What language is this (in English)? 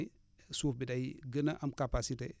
Wolof